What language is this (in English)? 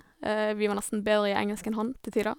Norwegian